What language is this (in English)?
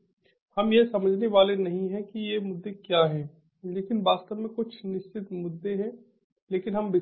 Hindi